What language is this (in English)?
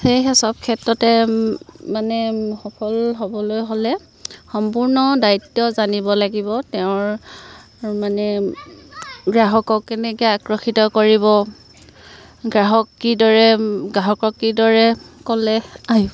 Assamese